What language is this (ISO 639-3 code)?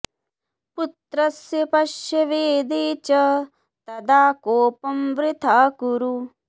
san